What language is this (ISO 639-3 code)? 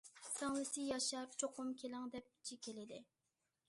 uig